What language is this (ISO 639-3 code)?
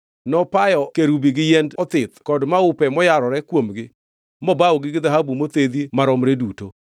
luo